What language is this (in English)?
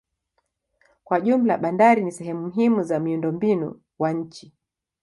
Swahili